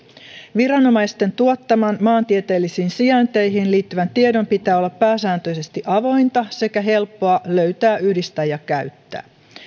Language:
Finnish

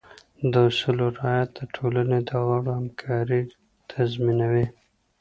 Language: Pashto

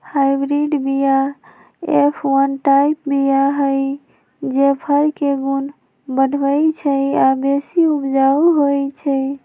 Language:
Magahi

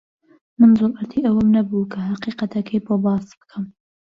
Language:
Central Kurdish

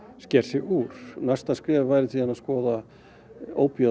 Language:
Icelandic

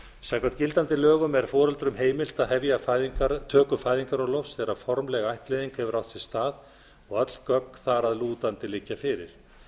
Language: Icelandic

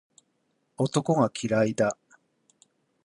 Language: Japanese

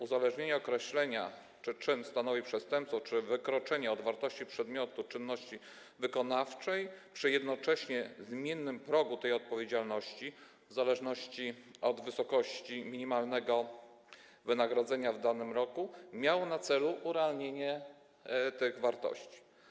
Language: Polish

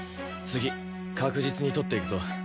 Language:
Japanese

